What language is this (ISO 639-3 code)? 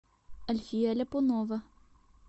rus